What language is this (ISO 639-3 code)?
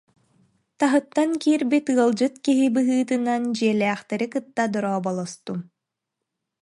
sah